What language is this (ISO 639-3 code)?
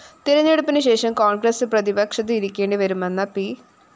mal